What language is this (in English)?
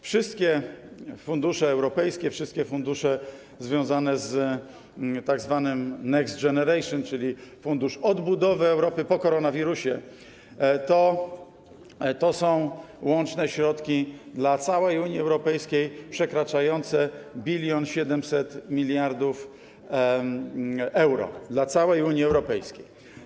Polish